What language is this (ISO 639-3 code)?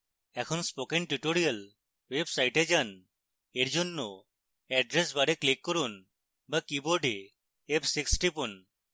ben